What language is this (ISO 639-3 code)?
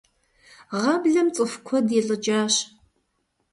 kbd